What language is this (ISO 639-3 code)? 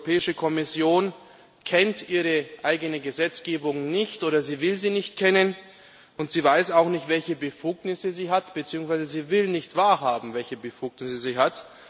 deu